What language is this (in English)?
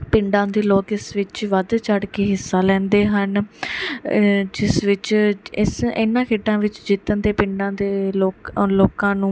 Punjabi